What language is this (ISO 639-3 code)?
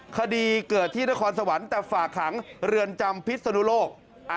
tha